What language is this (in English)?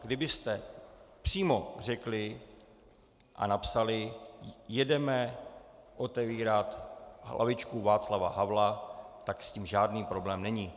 Czech